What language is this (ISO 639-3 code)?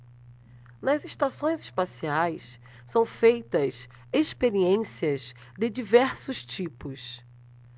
por